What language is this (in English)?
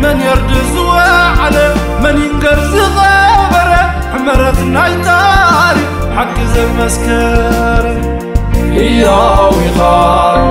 Arabic